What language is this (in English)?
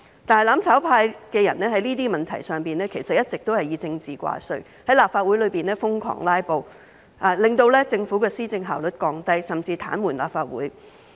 Cantonese